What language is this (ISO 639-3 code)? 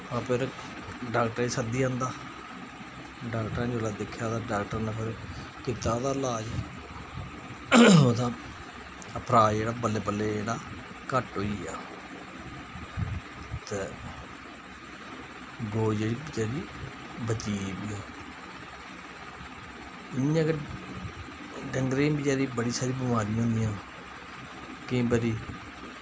doi